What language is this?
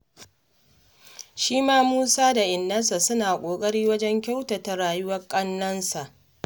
Hausa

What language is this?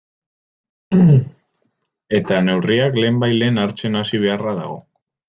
Basque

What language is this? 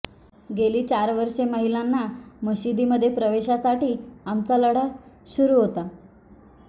Marathi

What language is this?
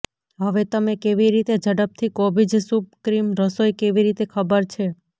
Gujarati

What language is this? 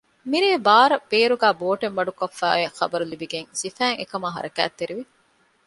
Divehi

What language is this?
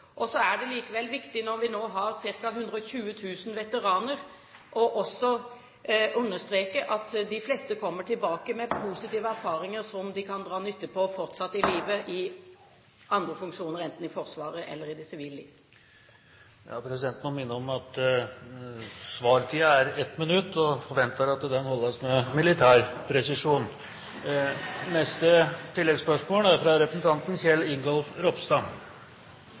Norwegian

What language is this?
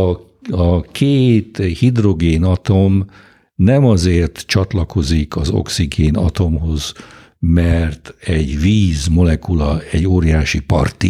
Hungarian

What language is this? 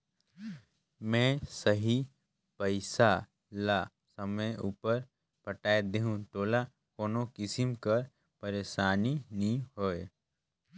Chhattisgarhi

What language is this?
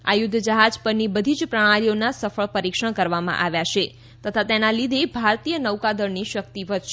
Gujarati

